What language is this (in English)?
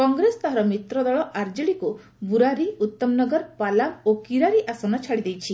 Odia